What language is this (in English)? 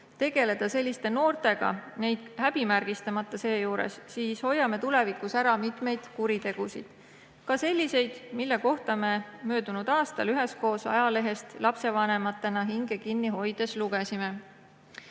Estonian